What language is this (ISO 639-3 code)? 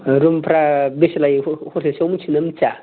brx